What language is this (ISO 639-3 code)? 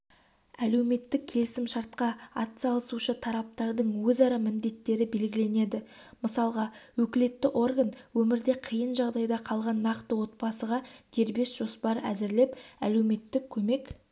kaz